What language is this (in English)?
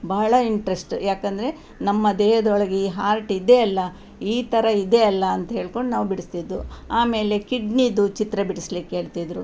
Kannada